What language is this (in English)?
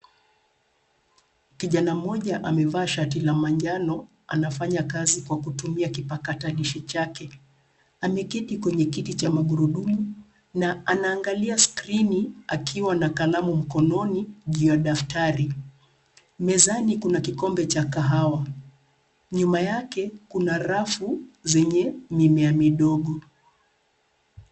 Swahili